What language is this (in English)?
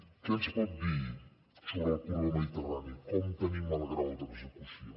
Catalan